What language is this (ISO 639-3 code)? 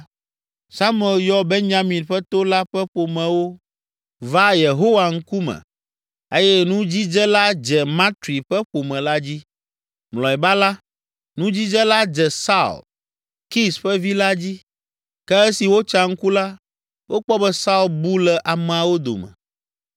ewe